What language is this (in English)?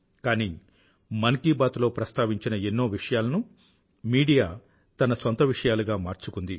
Telugu